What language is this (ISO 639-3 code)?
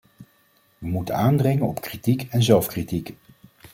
nld